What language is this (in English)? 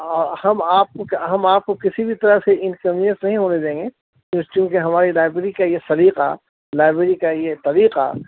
Urdu